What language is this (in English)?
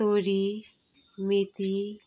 Nepali